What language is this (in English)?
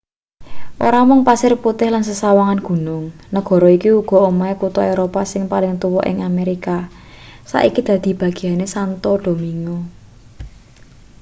Javanese